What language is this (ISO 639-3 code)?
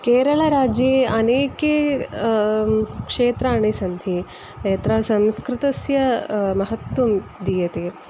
san